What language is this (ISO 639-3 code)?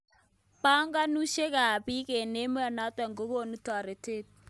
kln